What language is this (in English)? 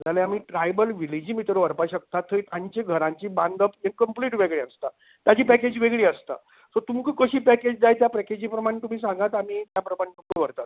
Konkani